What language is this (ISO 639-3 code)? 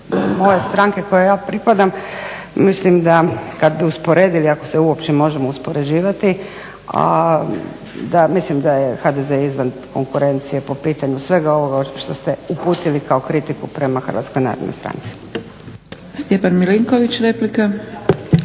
hrv